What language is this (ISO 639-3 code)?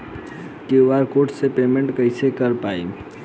bho